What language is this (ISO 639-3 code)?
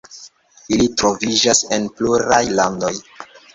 epo